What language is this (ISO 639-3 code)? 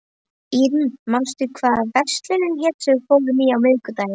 isl